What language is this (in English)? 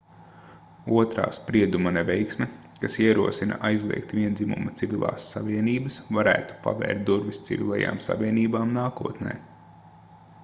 Latvian